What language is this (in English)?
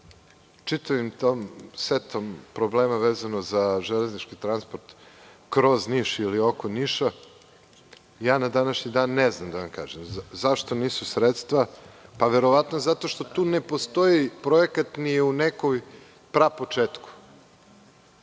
Serbian